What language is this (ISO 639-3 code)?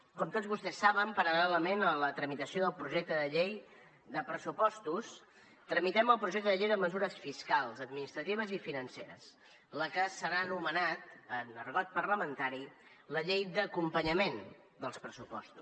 cat